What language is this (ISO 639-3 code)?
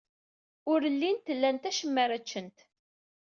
kab